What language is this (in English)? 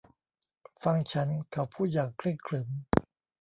Thai